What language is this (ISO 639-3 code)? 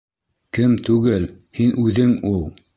bak